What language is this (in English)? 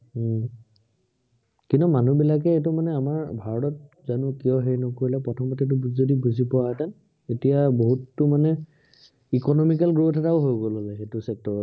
Assamese